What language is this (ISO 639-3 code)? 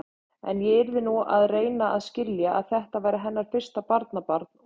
isl